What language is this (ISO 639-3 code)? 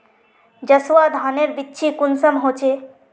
mag